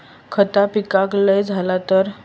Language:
Marathi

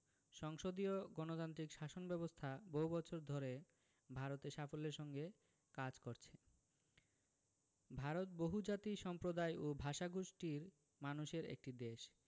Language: Bangla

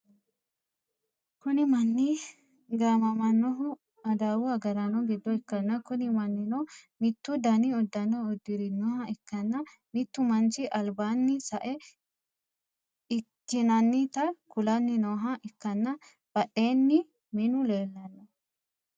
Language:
Sidamo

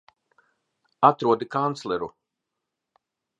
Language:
Latvian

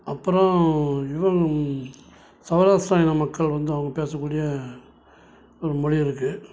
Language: Tamil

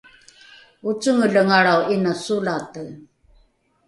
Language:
Rukai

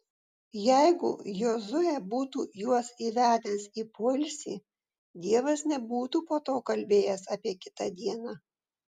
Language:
Lithuanian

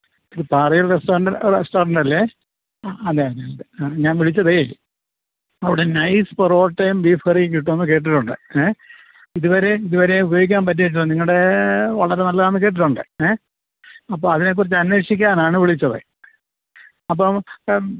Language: Malayalam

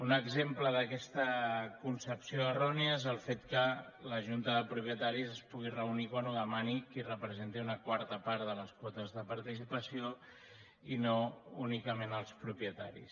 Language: Catalan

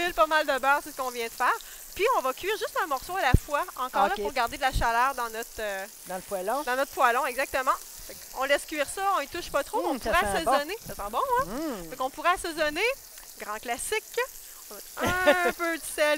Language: French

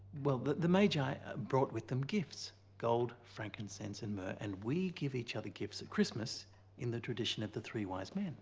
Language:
English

